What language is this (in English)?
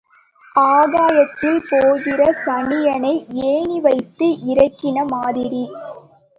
Tamil